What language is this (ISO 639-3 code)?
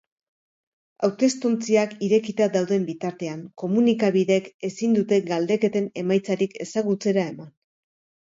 eus